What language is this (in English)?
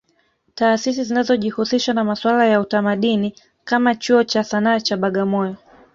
Swahili